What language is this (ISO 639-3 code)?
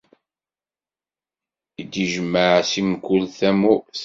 kab